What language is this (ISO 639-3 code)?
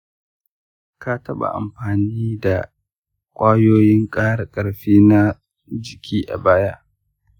hau